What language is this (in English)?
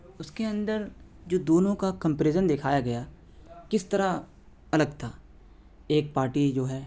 Urdu